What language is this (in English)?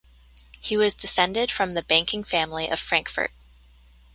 English